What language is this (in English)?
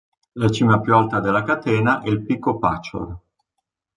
Italian